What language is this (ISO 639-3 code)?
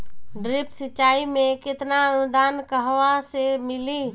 bho